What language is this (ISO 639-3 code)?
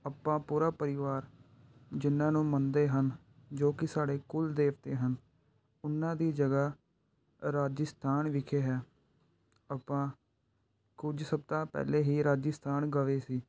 pan